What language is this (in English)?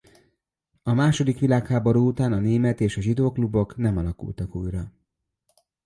Hungarian